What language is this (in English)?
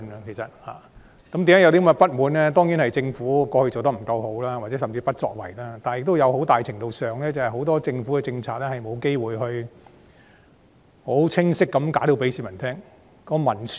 Cantonese